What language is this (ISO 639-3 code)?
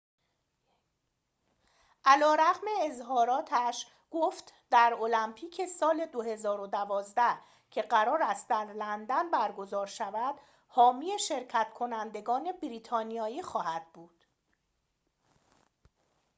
fas